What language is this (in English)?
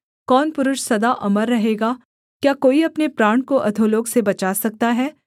Hindi